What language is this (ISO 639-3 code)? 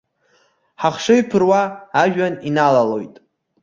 abk